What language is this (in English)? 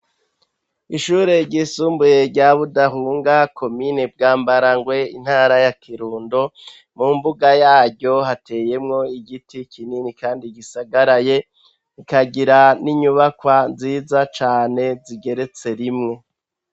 Rundi